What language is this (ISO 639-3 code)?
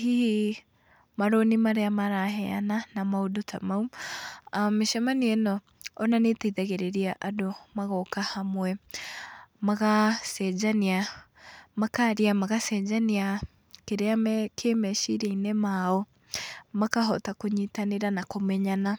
kik